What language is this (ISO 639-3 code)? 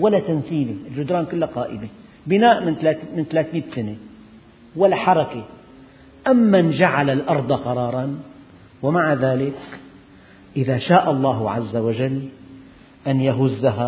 ara